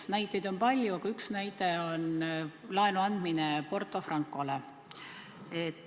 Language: Estonian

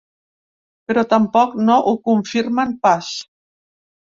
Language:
Catalan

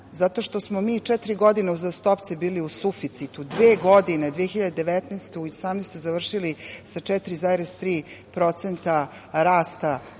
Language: Serbian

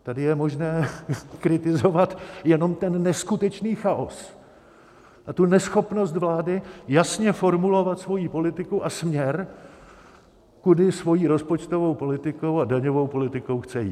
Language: Czech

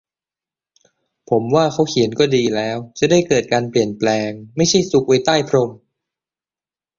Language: Thai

